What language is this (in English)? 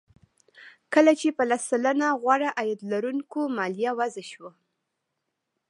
Pashto